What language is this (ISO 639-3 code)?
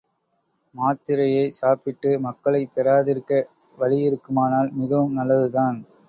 tam